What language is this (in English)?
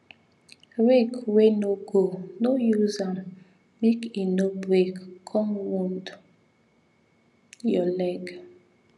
Nigerian Pidgin